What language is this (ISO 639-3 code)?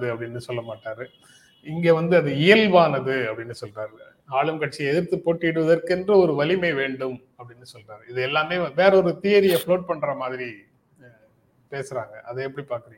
tam